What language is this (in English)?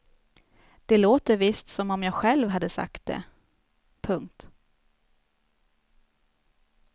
Swedish